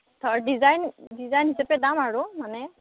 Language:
Assamese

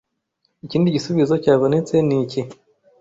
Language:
Kinyarwanda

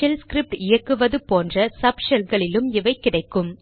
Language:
Tamil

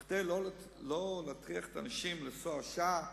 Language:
Hebrew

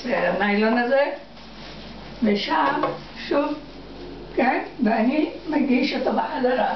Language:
Hebrew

